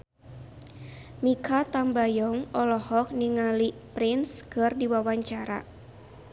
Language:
Sundanese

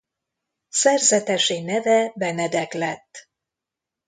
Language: Hungarian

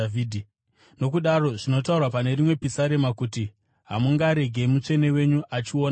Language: Shona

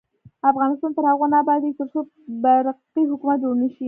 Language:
Pashto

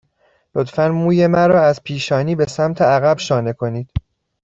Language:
Persian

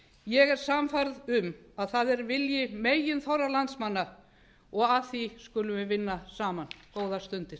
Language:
Icelandic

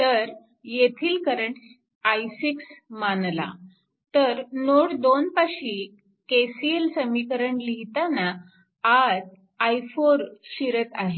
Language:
Marathi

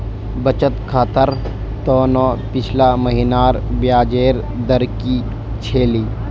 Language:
Magahi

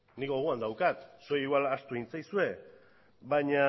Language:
Basque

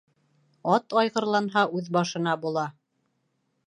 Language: Bashkir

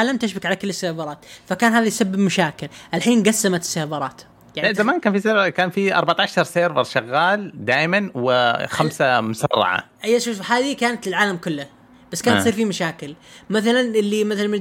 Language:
Arabic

